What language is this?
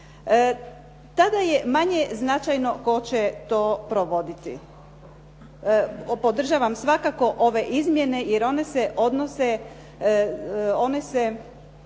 Croatian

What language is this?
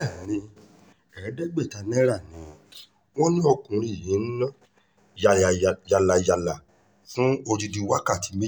Yoruba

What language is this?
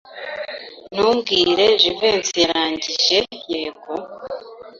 Kinyarwanda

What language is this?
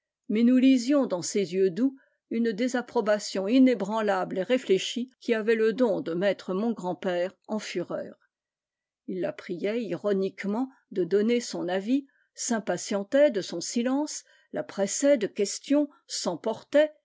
French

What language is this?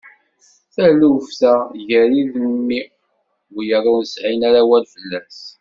Kabyle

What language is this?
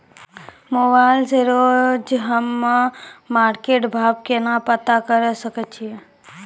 Maithili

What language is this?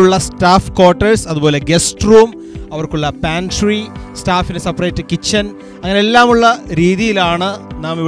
Malayalam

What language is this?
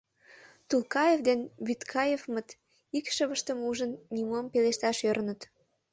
Mari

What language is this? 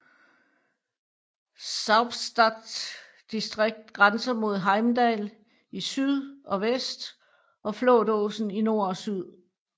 Danish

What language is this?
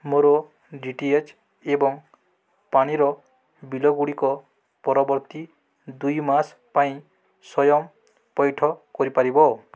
Odia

